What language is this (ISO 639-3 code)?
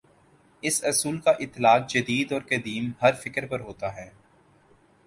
urd